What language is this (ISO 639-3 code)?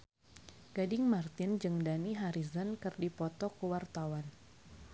sun